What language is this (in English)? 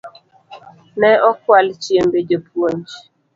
Luo (Kenya and Tanzania)